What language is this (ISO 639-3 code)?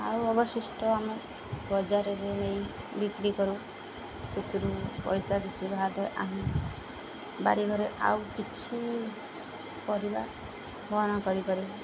ori